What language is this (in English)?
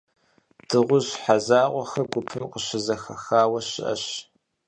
Kabardian